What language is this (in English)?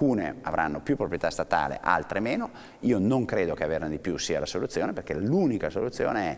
Italian